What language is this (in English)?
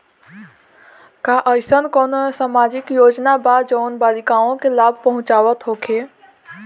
Bhojpuri